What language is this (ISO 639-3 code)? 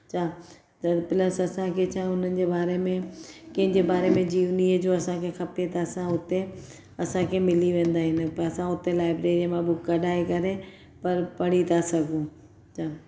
snd